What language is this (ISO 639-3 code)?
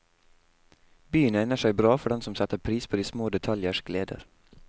nor